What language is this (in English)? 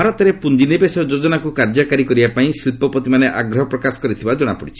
Odia